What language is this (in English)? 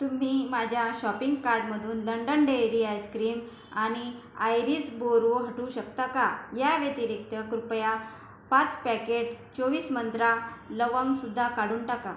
Marathi